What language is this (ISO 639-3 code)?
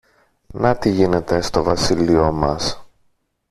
ell